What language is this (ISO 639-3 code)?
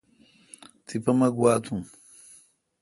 xka